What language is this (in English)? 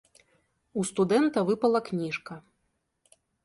Belarusian